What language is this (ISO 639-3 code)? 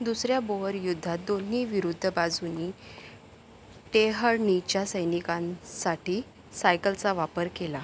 mar